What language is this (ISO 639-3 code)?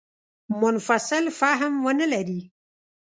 pus